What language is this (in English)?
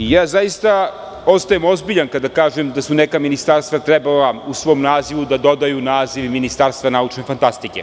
Serbian